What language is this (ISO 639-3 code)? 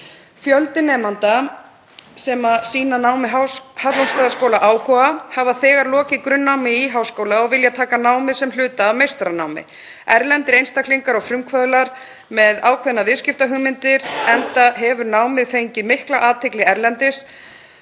isl